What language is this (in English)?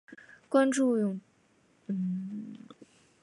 Chinese